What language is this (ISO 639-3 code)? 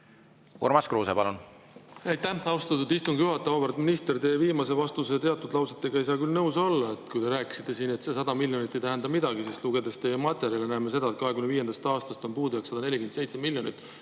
est